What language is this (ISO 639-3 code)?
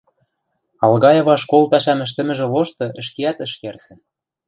mrj